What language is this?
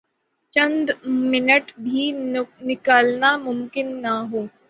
Urdu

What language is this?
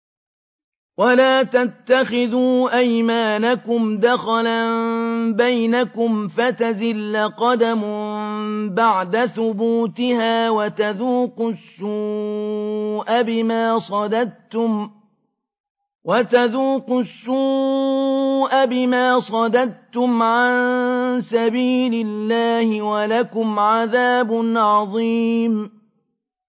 Arabic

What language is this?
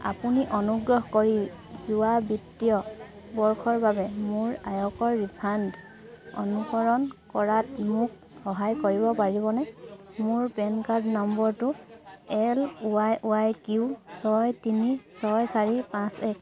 Assamese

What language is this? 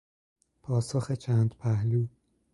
Persian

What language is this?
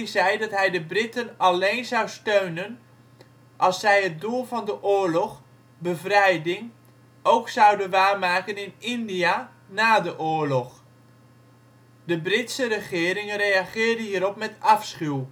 Dutch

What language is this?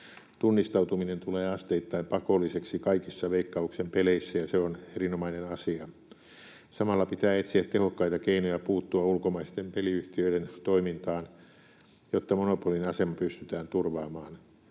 Finnish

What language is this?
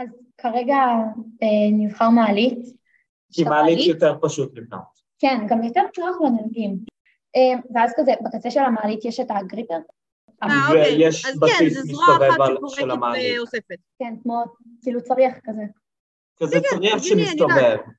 Hebrew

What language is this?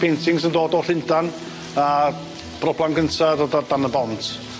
Welsh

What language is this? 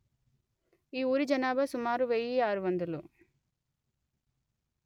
Telugu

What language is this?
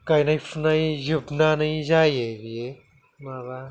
Bodo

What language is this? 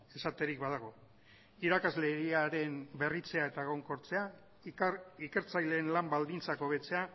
Basque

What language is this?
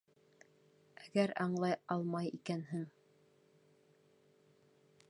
Bashkir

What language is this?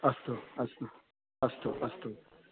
Sanskrit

